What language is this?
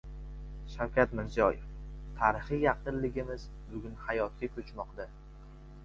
Uzbek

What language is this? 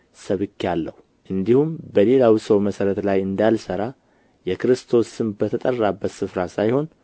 Amharic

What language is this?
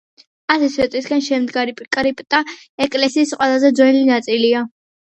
Georgian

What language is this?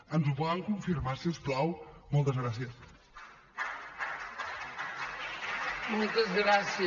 Catalan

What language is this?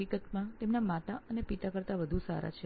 Gujarati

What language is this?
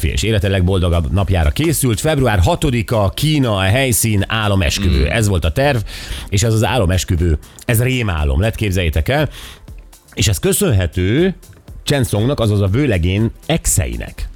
Hungarian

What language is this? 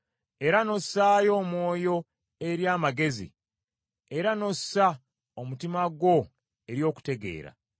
Ganda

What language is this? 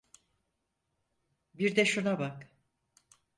Turkish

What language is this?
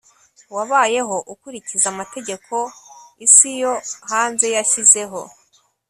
Kinyarwanda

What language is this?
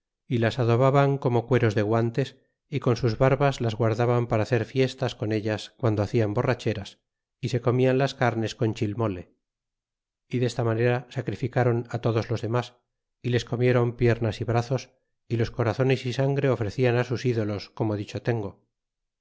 Spanish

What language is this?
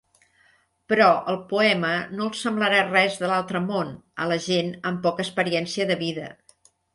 Catalan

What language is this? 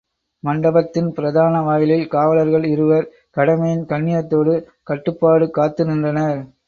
Tamil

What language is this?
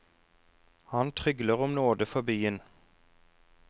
Norwegian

